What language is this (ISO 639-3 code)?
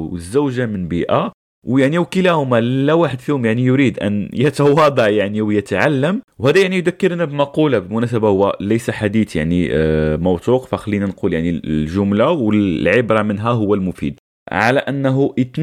ara